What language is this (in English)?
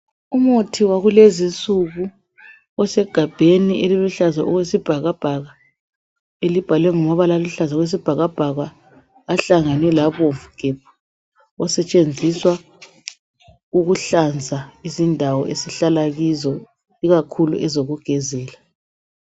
North Ndebele